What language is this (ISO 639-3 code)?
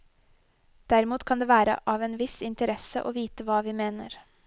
nor